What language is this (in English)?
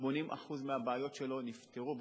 Hebrew